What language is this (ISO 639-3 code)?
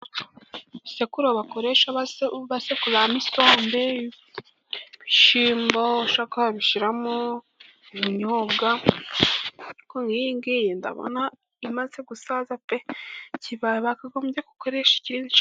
kin